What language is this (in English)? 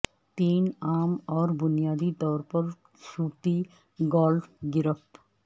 Urdu